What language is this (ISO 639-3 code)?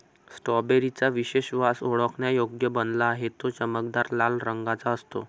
mar